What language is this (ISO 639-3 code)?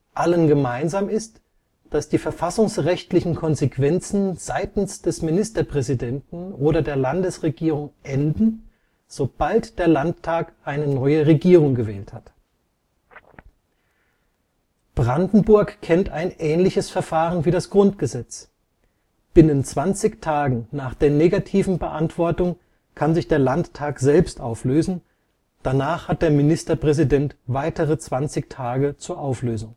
deu